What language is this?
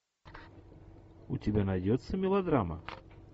Russian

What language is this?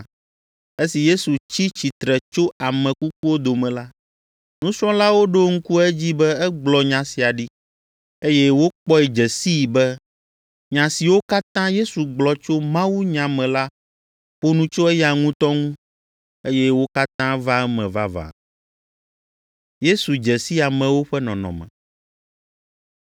Ewe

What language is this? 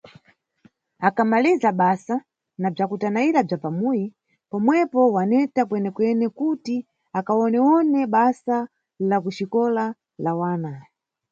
Nyungwe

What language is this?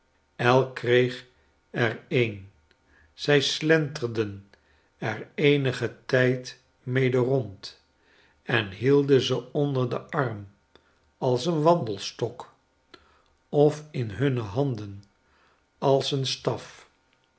Dutch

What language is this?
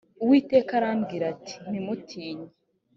Kinyarwanda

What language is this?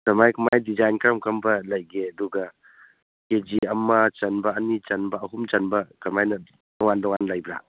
Manipuri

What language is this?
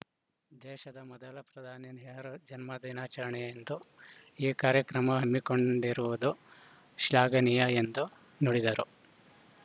Kannada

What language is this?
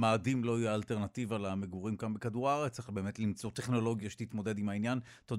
Hebrew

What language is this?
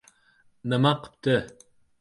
Uzbek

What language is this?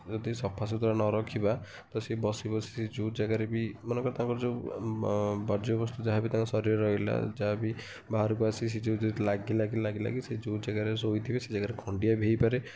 Odia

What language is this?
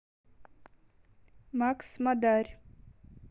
Russian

